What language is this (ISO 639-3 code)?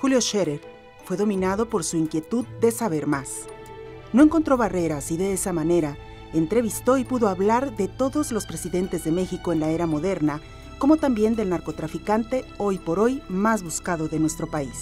spa